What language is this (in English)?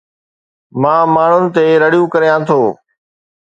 Sindhi